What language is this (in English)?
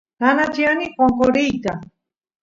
Santiago del Estero Quichua